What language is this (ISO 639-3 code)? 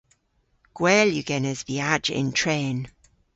cor